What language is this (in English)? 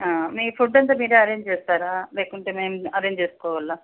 Telugu